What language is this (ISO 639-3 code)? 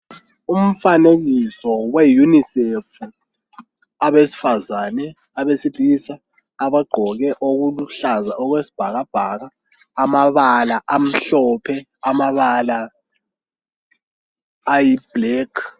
nde